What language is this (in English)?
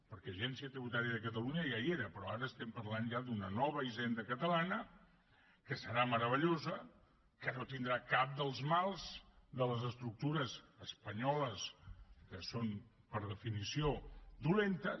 Catalan